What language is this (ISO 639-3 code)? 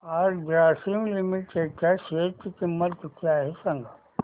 mar